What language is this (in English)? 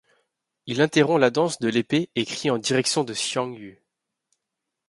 French